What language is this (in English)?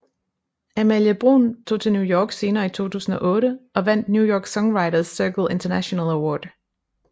Danish